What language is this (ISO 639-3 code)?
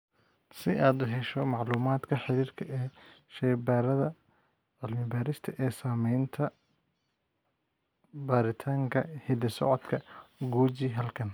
som